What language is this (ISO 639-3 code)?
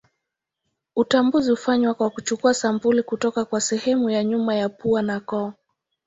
swa